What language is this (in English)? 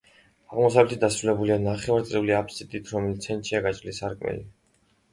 Georgian